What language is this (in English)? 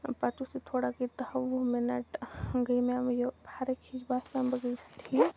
Kashmiri